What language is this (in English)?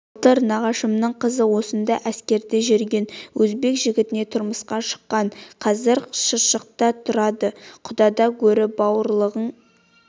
Kazakh